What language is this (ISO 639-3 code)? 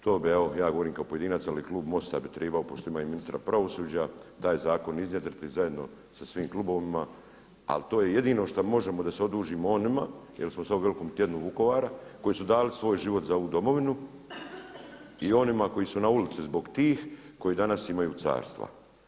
hrv